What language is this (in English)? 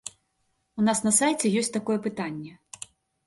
Belarusian